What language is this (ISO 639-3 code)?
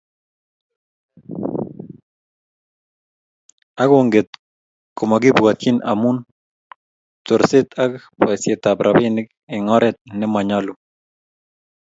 kln